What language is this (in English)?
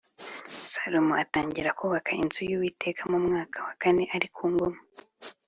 Kinyarwanda